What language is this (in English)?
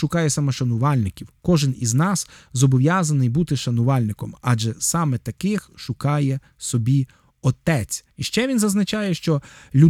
Ukrainian